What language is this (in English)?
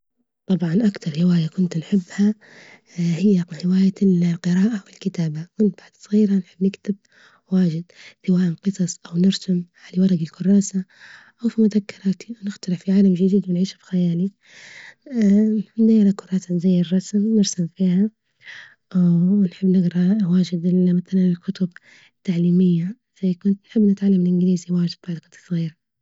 Libyan Arabic